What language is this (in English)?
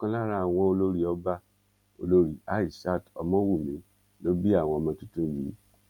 Yoruba